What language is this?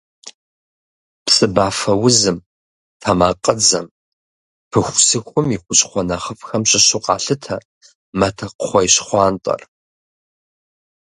Kabardian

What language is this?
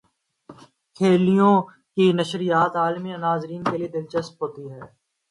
Urdu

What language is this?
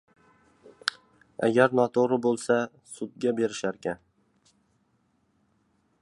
Uzbek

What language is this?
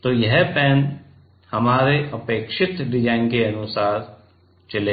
Hindi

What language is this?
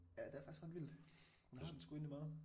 Danish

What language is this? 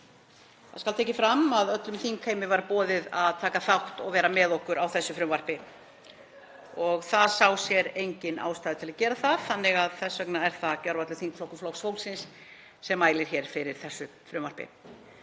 Icelandic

